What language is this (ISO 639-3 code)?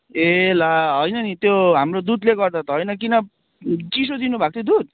nep